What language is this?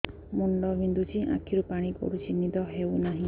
Odia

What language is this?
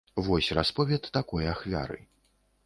Belarusian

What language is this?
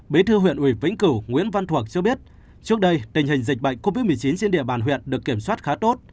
Vietnamese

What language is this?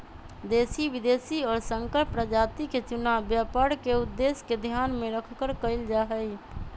Magahi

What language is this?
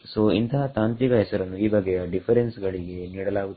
Kannada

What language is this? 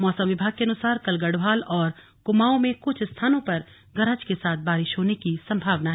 Hindi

